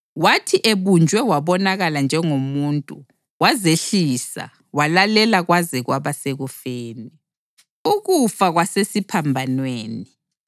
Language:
North Ndebele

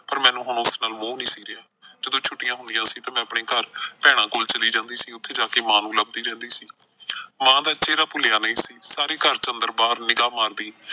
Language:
Punjabi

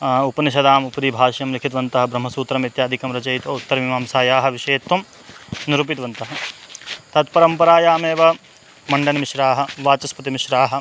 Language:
Sanskrit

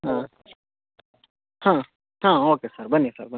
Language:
Kannada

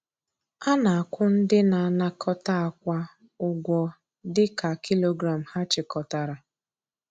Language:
Igbo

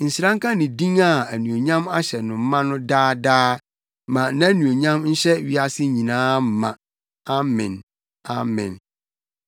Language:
Akan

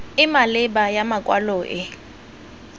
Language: Tswana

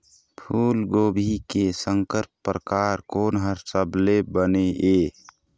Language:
Chhattisgarhi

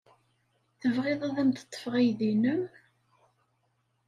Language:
Kabyle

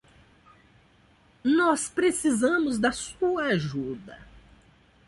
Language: Portuguese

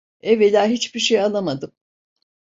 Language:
Turkish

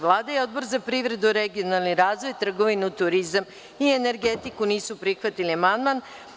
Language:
Serbian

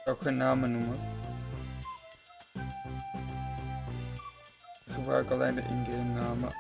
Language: Dutch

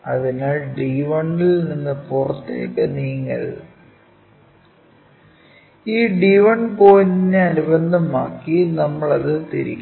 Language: Malayalam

